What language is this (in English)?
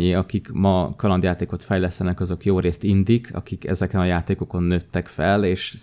Hungarian